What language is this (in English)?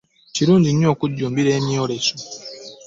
Ganda